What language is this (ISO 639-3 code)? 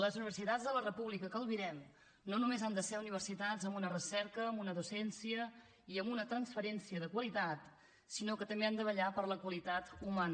cat